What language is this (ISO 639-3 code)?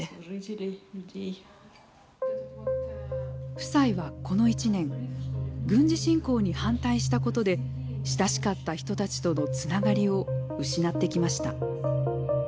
jpn